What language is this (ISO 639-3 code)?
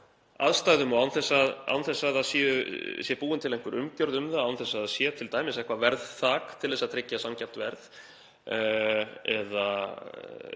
isl